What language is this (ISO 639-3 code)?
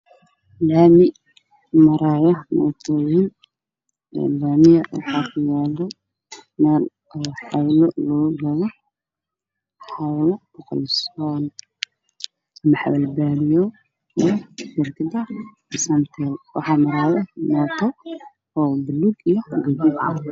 som